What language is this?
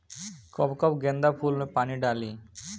Bhojpuri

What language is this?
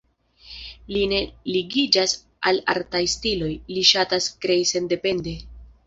Esperanto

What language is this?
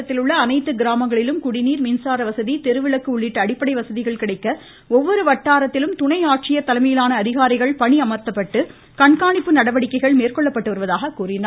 Tamil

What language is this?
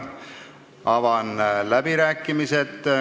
Estonian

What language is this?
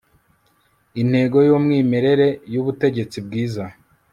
Kinyarwanda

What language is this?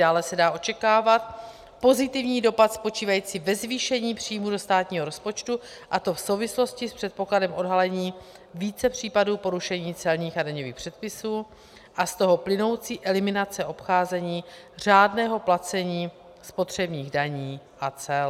Czech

